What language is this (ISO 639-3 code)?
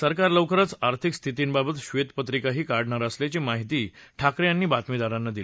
mar